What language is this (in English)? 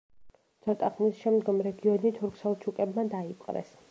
Georgian